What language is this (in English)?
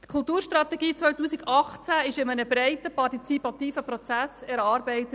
Swiss German